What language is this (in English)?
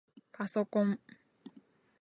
Japanese